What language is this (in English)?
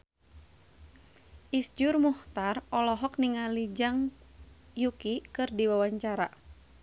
Sundanese